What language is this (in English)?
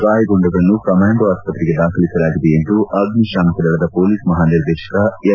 Kannada